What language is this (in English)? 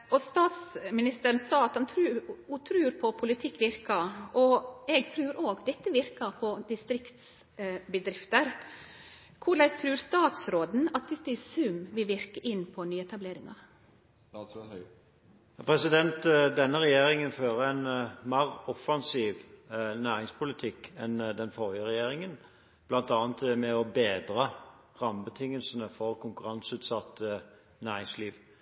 Norwegian